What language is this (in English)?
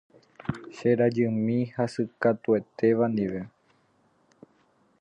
Guarani